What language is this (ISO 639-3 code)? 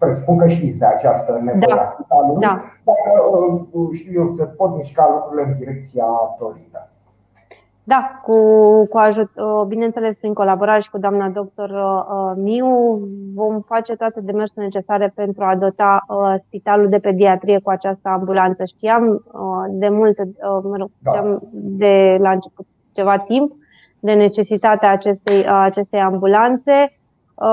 ron